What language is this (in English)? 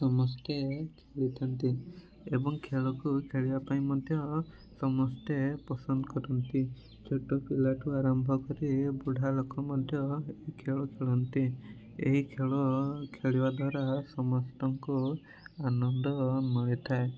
Odia